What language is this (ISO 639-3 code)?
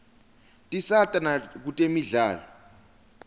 ssw